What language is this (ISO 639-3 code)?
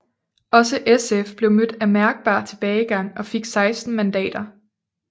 dan